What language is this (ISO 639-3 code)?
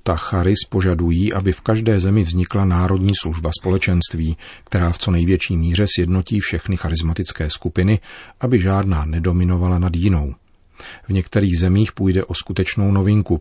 ces